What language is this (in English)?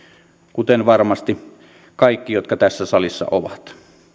Finnish